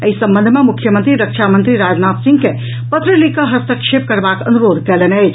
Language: Maithili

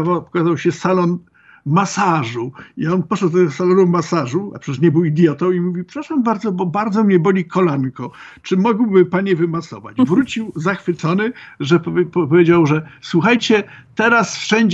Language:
Polish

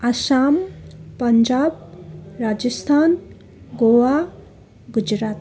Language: Nepali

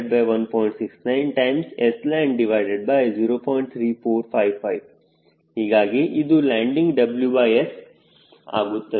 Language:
Kannada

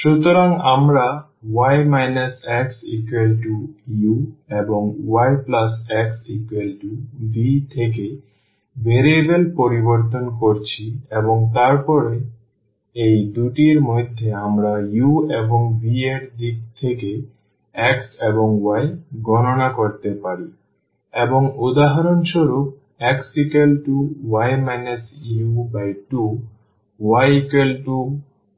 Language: Bangla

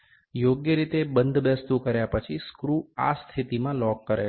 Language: Gujarati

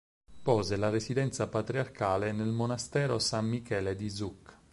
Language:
Italian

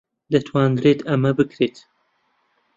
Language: Central Kurdish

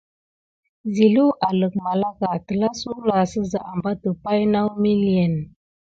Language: Gidar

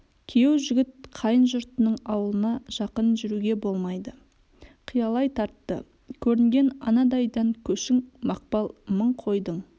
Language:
Kazakh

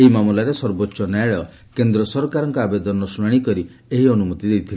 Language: Odia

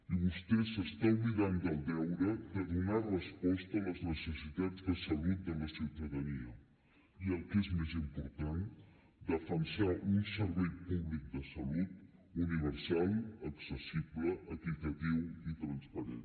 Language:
Catalan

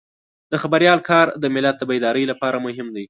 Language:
Pashto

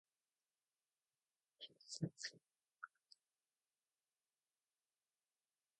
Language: Urdu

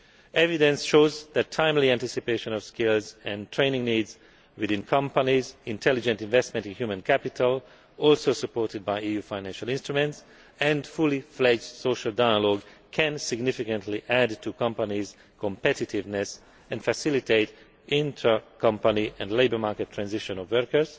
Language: English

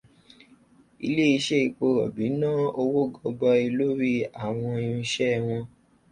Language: Yoruba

